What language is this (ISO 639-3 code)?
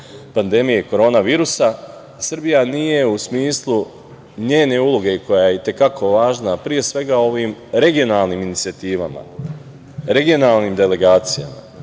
srp